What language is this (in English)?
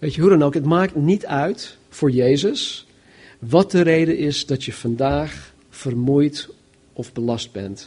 Dutch